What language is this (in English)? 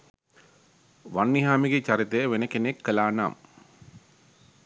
Sinhala